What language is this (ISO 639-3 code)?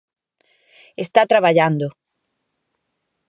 glg